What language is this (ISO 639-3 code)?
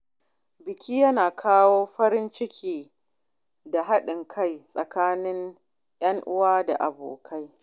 hau